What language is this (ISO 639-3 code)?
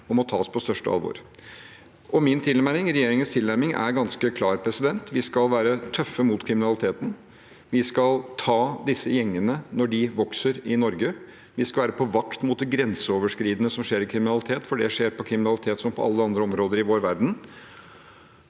nor